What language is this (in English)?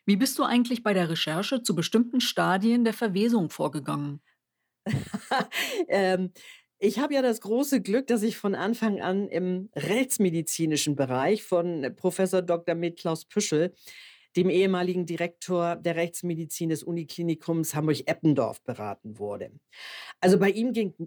German